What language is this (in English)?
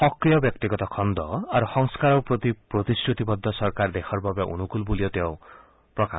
Assamese